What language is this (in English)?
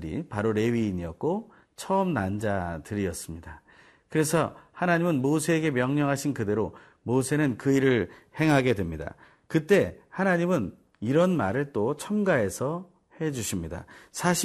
Korean